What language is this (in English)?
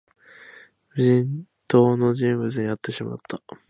Japanese